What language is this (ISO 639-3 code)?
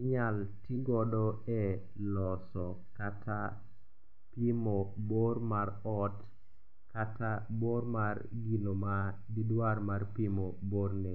luo